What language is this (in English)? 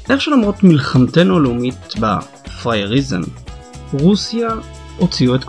Hebrew